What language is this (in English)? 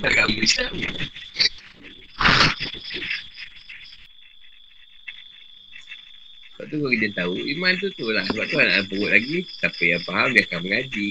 Malay